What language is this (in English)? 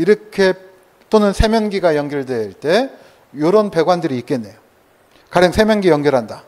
Korean